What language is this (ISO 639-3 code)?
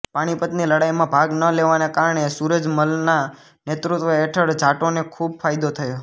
guj